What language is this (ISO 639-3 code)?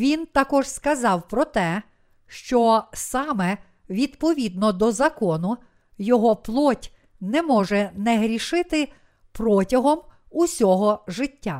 ukr